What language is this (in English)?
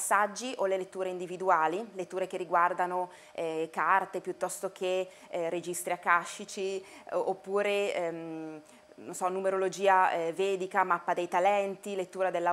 Italian